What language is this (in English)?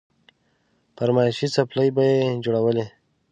Pashto